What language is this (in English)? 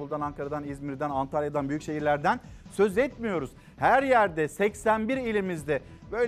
Turkish